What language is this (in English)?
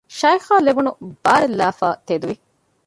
Divehi